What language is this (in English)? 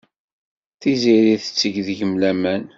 Kabyle